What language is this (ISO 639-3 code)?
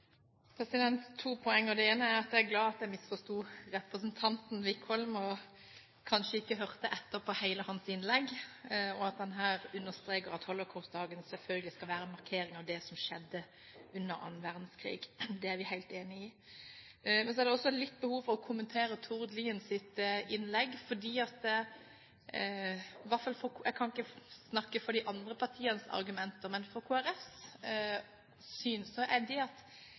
nob